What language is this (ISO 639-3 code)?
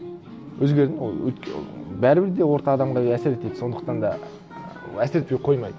kaz